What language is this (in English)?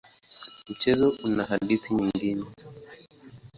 Swahili